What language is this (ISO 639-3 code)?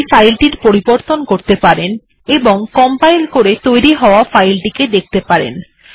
ben